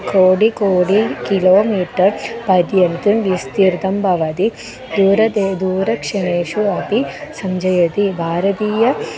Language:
Sanskrit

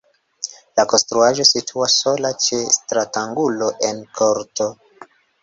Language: Esperanto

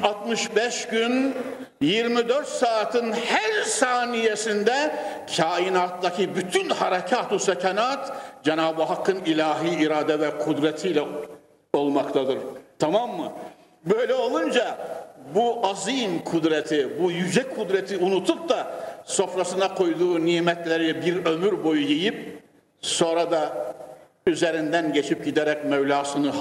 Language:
Turkish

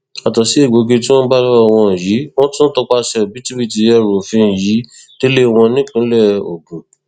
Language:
Yoruba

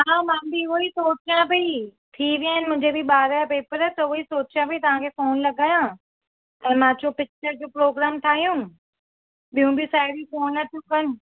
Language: Sindhi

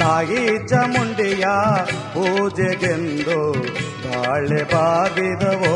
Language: Kannada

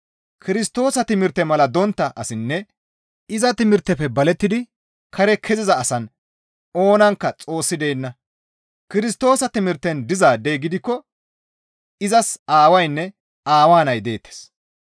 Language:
Gamo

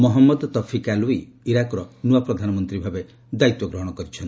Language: Odia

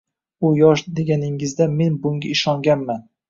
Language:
Uzbek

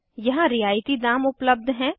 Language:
Hindi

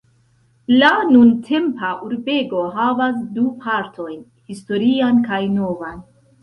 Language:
Esperanto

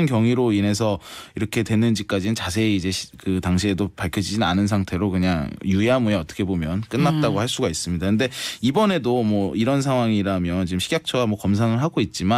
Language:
Korean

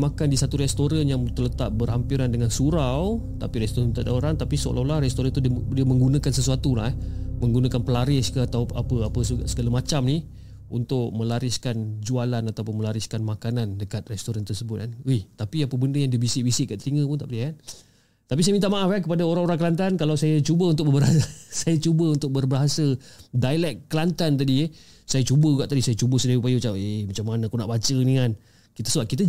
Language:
Malay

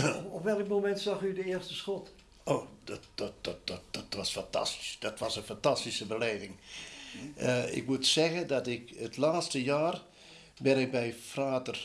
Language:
Dutch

